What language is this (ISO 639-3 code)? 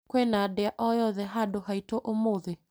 kik